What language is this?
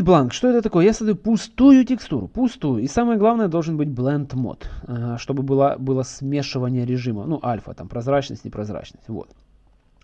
Russian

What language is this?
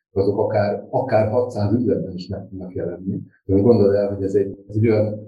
Hungarian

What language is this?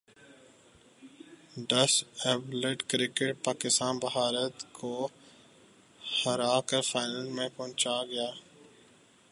Urdu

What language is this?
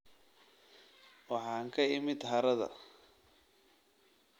Somali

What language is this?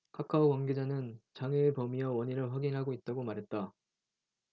Korean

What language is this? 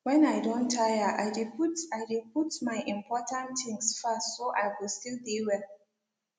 Nigerian Pidgin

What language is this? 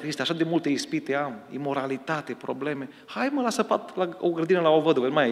Romanian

